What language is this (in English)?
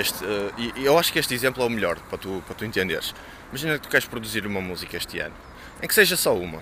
Portuguese